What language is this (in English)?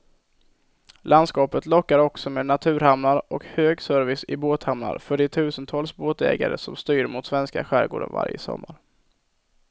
Swedish